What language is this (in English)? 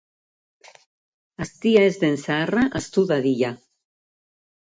Basque